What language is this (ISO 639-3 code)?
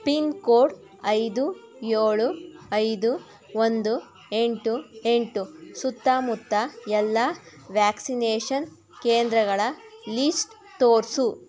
kan